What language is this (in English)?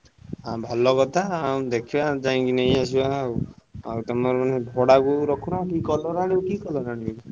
Odia